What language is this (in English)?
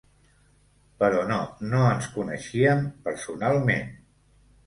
Catalan